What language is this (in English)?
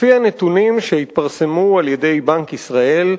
Hebrew